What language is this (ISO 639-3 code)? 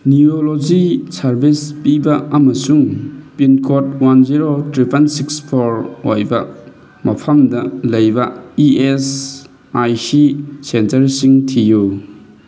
mni